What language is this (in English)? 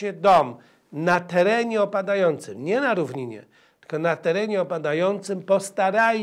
Polish